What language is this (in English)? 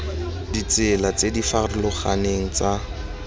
Tswana